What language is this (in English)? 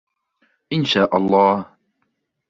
Arabic